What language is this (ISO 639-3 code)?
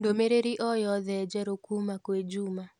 kik